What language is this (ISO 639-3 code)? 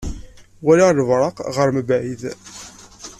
kab